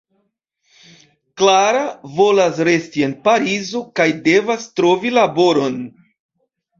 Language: Esperanto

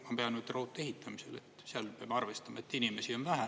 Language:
Estonian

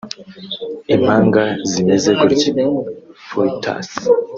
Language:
Kinyarwanda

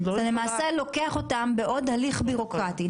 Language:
Hebrew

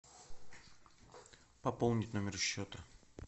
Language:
Russian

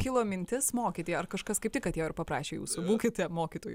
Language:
Lithuanian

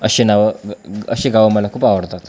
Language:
Marathi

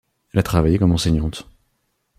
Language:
French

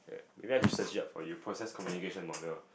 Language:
English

